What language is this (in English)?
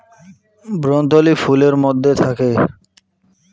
Bangla